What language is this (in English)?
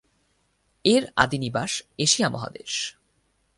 Bangla